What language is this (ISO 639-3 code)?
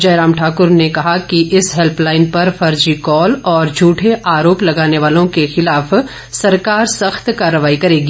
hin